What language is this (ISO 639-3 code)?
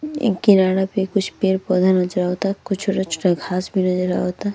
bho